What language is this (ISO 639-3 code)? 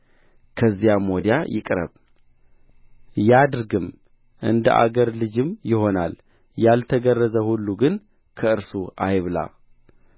amh